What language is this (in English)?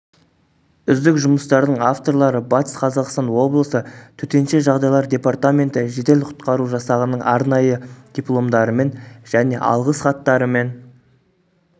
Kazakh